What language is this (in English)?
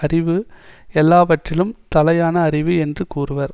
Tamil